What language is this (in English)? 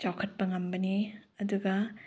Manipuri